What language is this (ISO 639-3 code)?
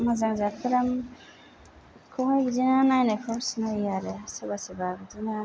brx